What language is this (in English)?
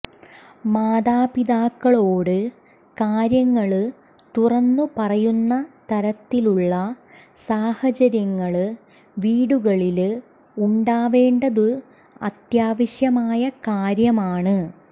Malayalam